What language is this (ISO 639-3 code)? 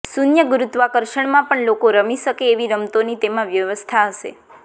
guj